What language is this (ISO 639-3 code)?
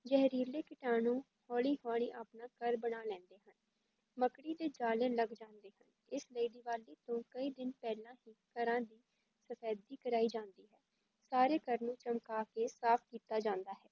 pan